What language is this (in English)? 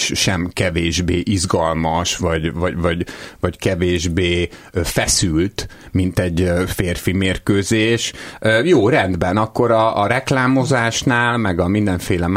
Hungarian